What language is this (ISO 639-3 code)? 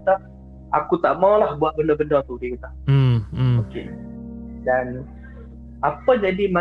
msa